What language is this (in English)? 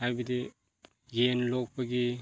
Manipuri